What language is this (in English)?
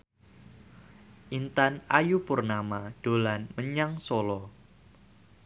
Javanese